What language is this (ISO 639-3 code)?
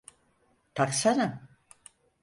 tur